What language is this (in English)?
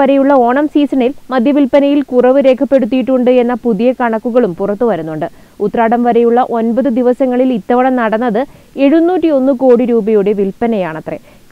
Malayalam